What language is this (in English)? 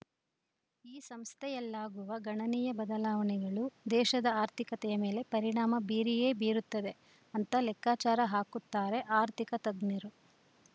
Kannada